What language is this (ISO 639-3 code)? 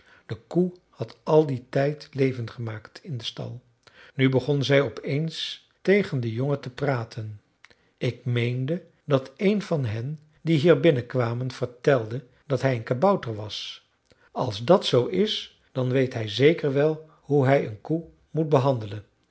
nld